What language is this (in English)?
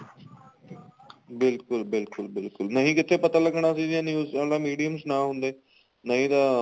Punjabi